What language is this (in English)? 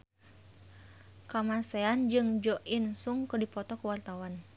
Sundanese